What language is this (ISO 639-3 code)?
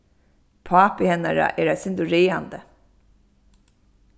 fao